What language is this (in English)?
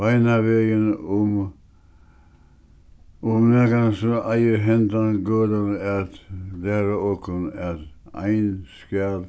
Faroese